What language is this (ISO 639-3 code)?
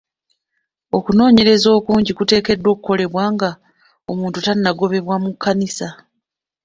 lug